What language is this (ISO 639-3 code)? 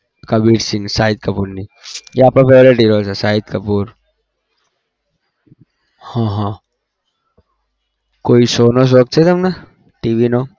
guj